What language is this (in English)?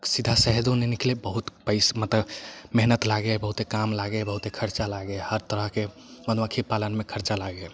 Maithili